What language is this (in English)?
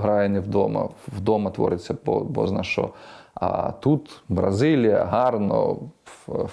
Ukrainian